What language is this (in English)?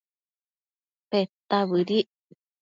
Matsés